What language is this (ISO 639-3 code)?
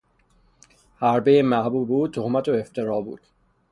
fas